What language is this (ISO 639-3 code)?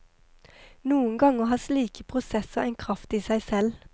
nor